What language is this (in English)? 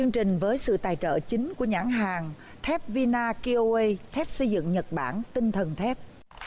Vietnamese